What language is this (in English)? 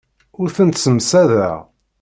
Kabyle